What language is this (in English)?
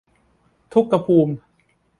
Thai